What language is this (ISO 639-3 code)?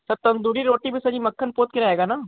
hin